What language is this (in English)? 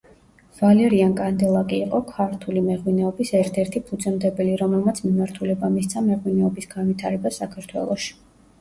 Georgian